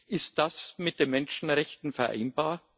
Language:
German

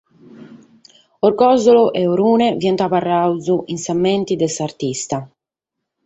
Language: Sardinian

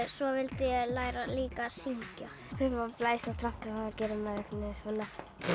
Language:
Icelandic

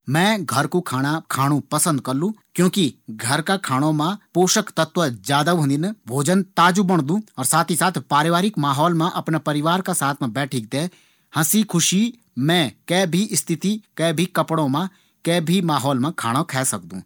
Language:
Garhwali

